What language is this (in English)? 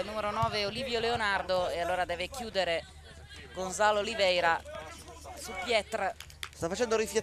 Italian